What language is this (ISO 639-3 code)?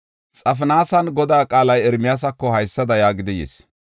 gof